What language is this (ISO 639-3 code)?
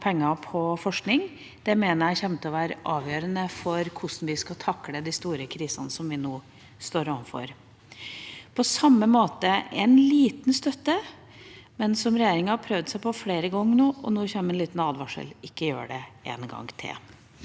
nor